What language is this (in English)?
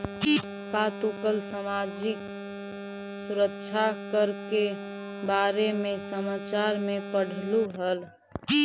Magahi